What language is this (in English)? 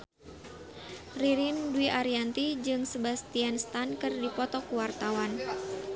Sundanese